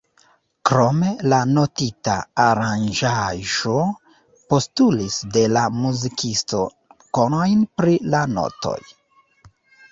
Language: Esperanto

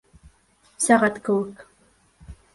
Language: Bashkir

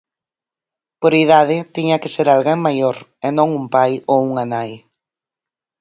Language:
Galician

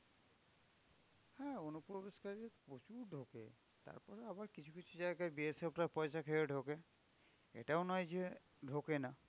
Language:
Bangla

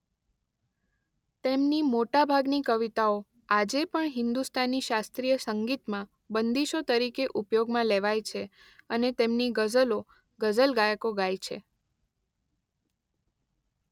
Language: Gujarati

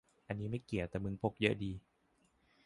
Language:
Thai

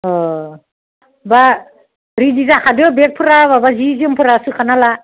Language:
Bodo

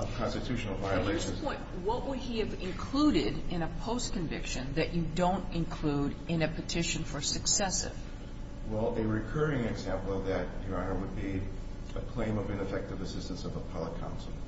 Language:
English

